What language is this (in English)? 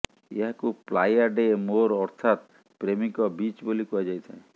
Odia